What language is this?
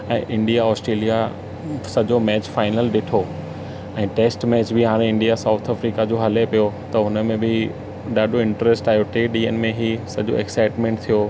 Sindhi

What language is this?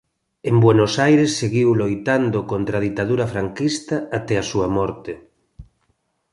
Galician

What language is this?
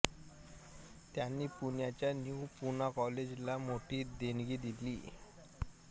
Marathi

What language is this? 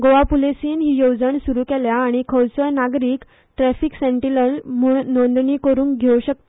Konkani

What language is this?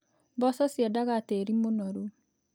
Kikuyu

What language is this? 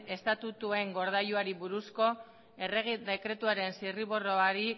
Basque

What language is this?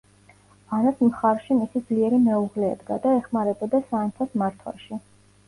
Georgian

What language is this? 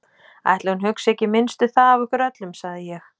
Icelandic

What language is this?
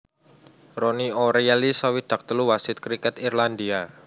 Javanese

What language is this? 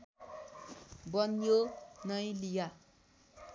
Nepali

